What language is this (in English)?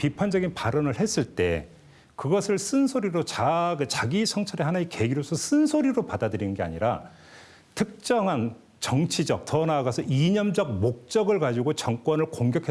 Korean